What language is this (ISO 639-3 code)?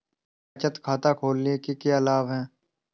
hin